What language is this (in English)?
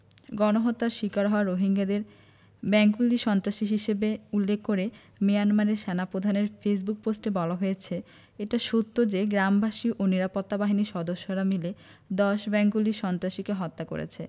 Bangla